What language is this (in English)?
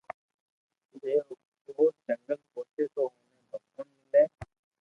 Loarki